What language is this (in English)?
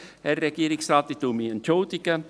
Swiss German